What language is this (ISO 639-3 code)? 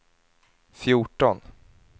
swe